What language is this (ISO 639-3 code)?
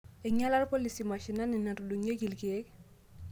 mas